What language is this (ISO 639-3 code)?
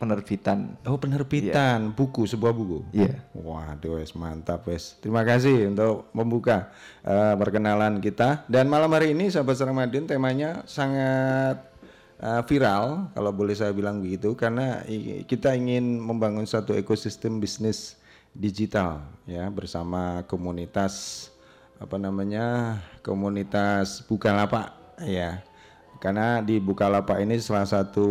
ind